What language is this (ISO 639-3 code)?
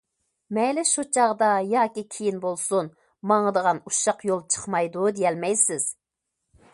uig